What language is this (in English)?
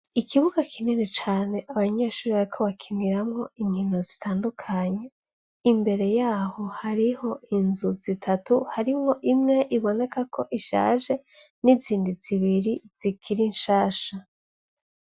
Rundi